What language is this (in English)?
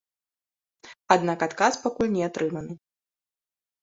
Belarusian